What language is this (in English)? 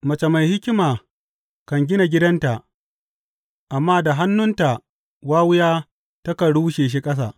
Hausa